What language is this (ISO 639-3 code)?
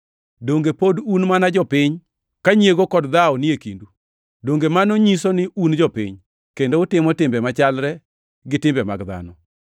luo